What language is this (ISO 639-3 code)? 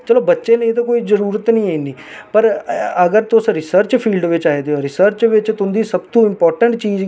doi